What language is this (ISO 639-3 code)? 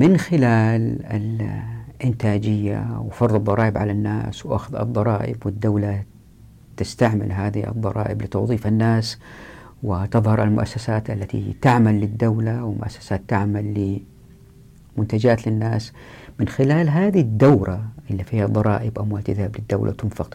ara